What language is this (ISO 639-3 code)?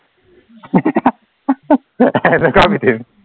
asm